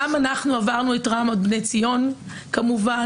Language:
Hebrew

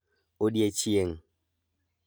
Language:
Luo (Kenya and Tanzania)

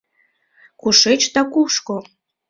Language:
Mari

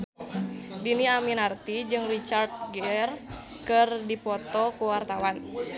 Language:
Sundanese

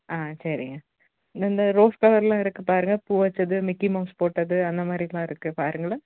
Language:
Tamil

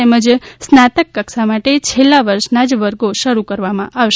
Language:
Gujarati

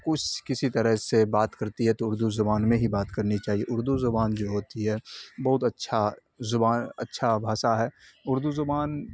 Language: Urdu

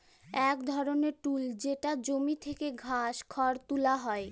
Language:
Bangla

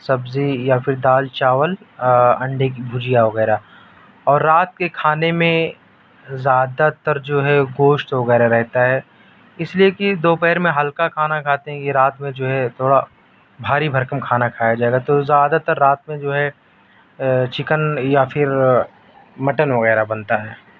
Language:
Urdu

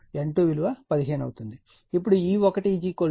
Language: Telugu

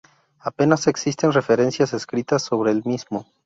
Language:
Spanish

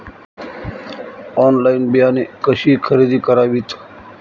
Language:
Marathi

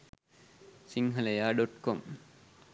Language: Sinhala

